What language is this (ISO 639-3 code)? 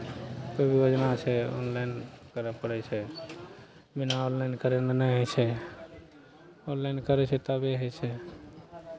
mai